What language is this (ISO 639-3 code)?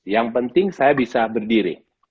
ind